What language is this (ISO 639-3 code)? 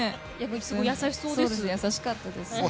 jpn